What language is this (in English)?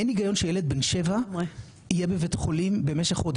Hebrew